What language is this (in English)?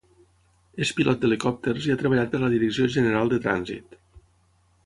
Catalan